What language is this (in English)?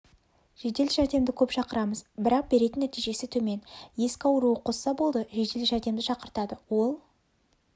Kazakh